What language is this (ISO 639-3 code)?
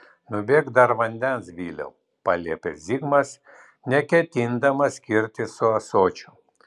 lit